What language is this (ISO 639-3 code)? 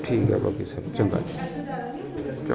pan